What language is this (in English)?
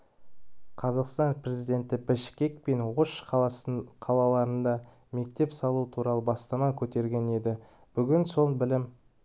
Kazakh